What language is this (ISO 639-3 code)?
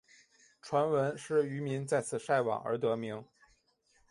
zho